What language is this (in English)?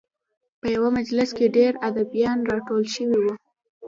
Pashto